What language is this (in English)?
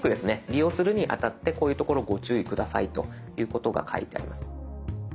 Japanese